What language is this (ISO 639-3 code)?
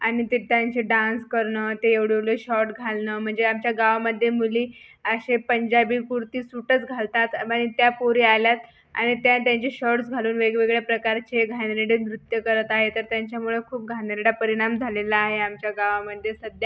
mar